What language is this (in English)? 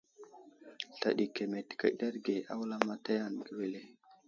Wuzlam